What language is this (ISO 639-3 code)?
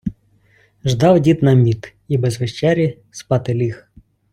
ukr